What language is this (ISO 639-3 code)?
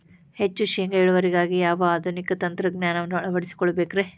kan